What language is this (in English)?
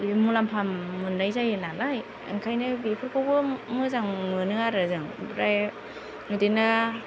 Bodo